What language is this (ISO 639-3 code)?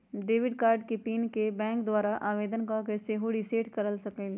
mag